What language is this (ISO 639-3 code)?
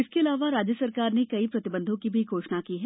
hin